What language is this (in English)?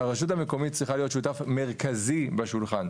Hebrew